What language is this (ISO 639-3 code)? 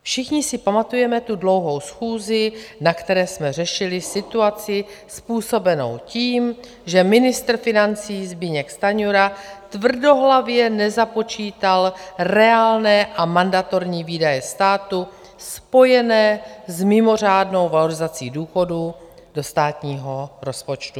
ces